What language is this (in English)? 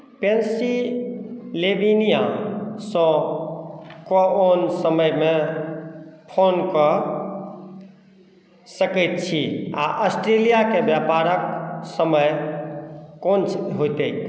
Maithili